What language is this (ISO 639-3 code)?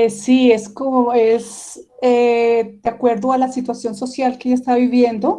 spa